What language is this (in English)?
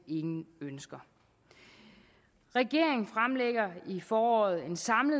Danish